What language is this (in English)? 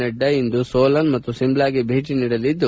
Kannada